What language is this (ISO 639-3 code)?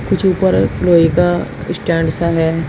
hin